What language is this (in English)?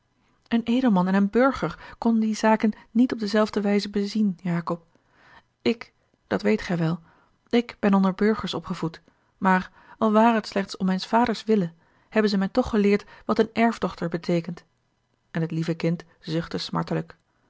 Dutch